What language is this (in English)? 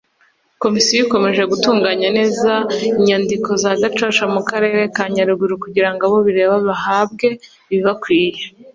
Kinyarwanda